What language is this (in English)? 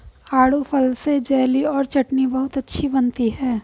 Hindi